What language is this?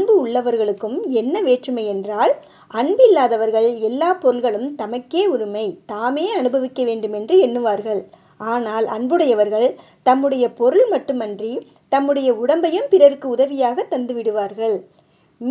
Tamil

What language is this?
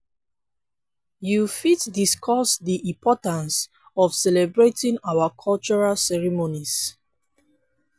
Nigerian Pidgin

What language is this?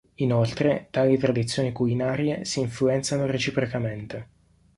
Italian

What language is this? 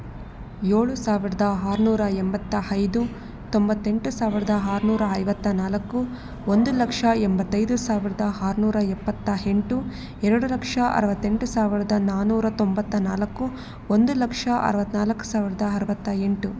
Kannada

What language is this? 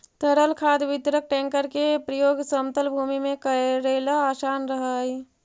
Magahi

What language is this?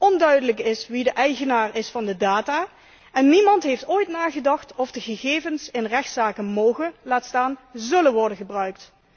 Dutch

